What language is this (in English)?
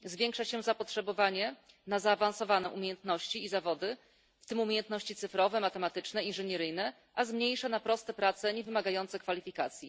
Polish